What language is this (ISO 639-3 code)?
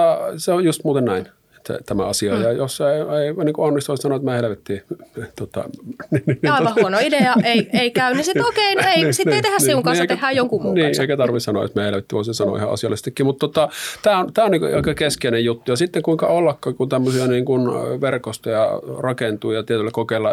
fin